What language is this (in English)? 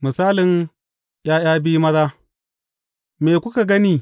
Hausa